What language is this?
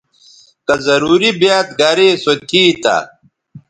Bateri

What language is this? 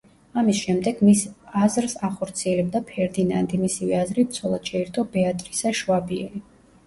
Georgian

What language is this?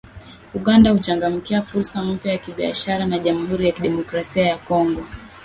Swahili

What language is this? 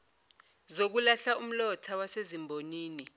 Zulu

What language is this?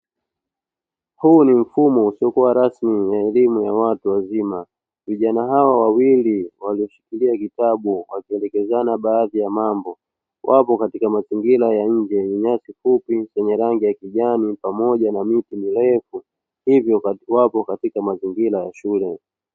Swahili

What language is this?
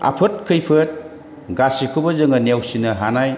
Bodo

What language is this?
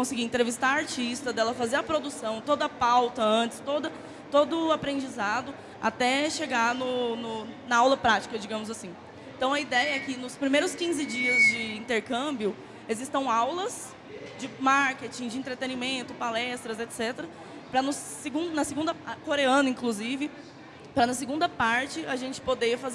Portuguese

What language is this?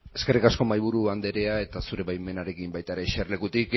Basque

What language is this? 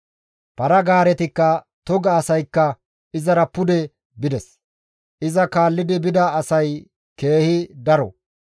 Gamo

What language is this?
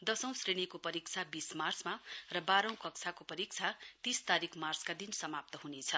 Nepali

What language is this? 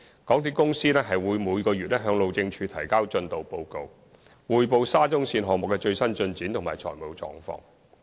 Cantonese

